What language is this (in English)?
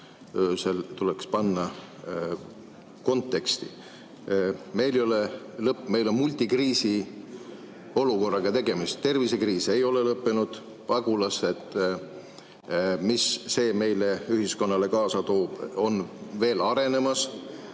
Estonian